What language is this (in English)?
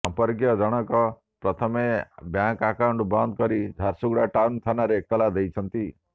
Odia